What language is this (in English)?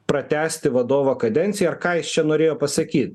Lithuanian